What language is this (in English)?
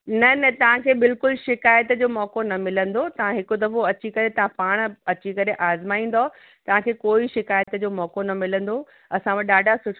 Sindhi